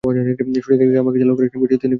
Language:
Bangla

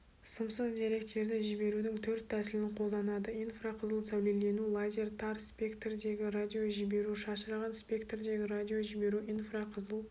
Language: Kazakh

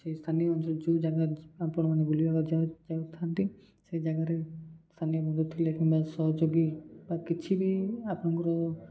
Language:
Odia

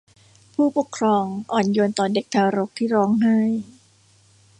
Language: Thai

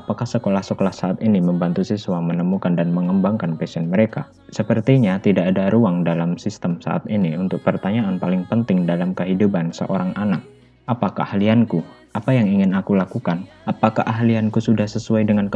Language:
Indonesian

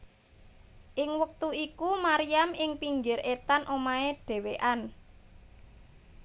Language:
Javanese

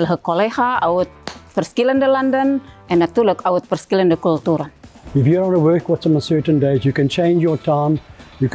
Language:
Dutch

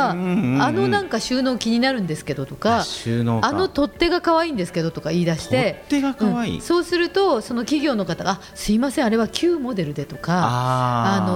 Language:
Japanese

